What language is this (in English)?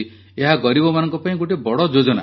Odia